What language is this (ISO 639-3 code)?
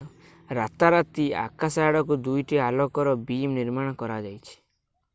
ori